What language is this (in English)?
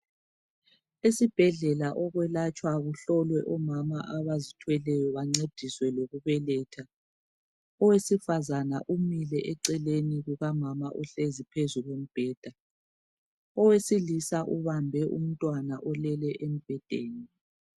North Ndebele